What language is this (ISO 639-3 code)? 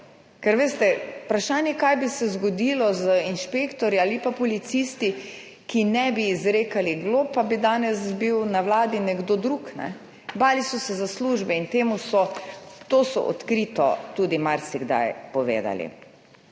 slv